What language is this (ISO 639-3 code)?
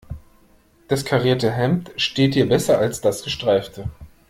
deu